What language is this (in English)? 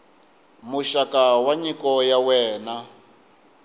Tsonga